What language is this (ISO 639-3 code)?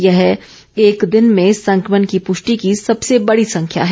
hin